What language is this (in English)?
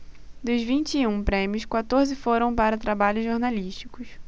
Portuguese